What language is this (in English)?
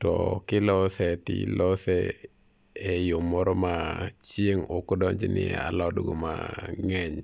Luo (Kenya and Tanzania)